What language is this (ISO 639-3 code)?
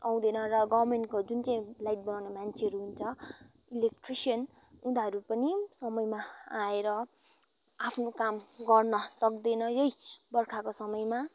nep